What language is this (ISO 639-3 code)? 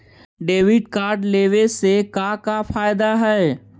mag